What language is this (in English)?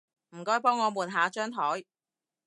Cantonese